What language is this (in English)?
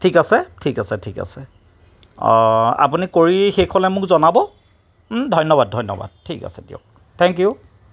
Assamese